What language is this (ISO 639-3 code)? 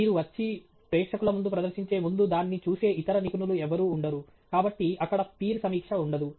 tel